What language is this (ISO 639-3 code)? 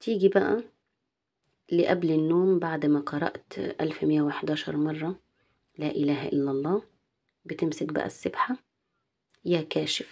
ara